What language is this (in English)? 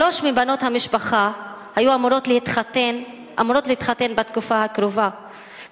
Hebrew